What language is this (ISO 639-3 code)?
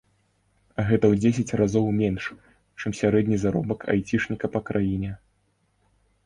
bel